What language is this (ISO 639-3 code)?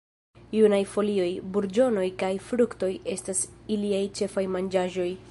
epo